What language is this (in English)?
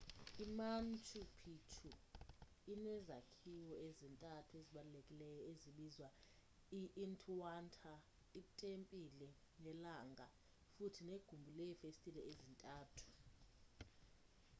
Xhosa